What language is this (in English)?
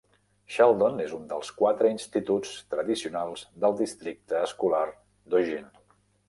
Catalan